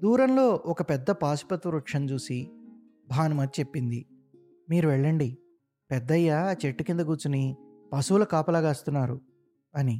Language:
Telugu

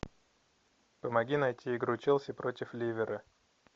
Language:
Russian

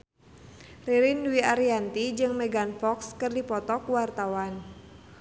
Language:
Sundanese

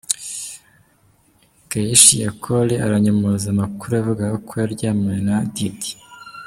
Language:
Kinyarwanda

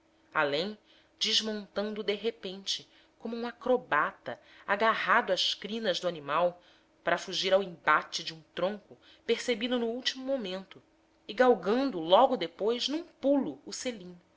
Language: Portuguese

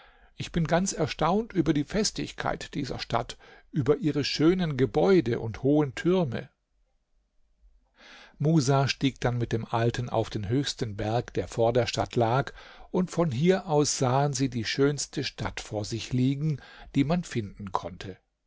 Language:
German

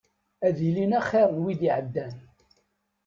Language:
Kabyle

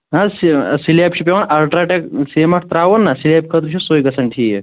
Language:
Kashmiri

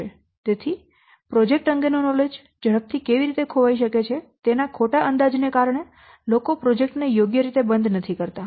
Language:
Gujarati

